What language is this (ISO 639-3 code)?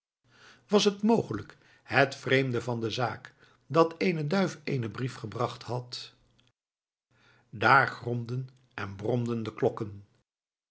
nld